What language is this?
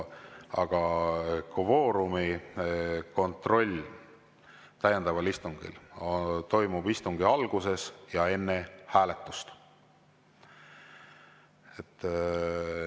Estonian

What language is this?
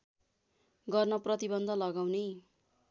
Nepali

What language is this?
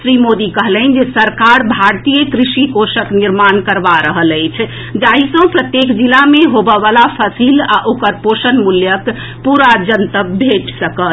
Maithili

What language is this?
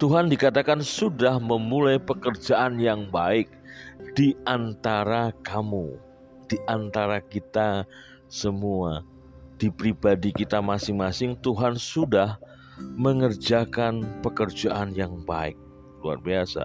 Indonesian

